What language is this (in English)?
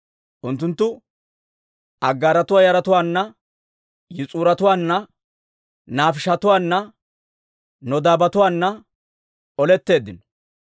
Dawro